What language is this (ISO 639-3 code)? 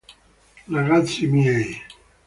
ita